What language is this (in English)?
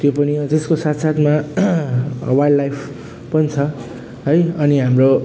Nepali